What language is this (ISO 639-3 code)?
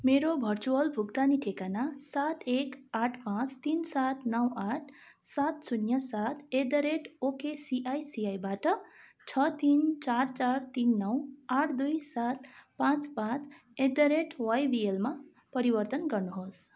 nep